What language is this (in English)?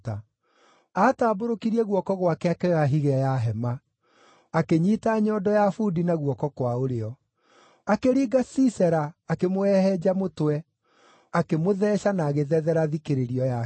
Kikuyu